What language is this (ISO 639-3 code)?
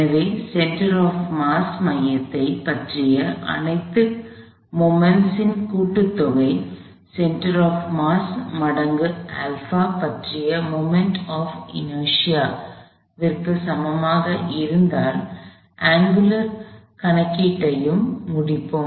tam